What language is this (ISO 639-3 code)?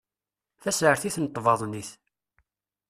kab